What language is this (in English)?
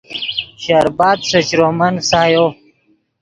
Yidgha